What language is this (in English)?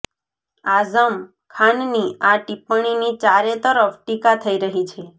Gujarati